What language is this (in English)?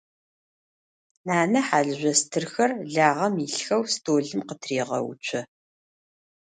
Adyghe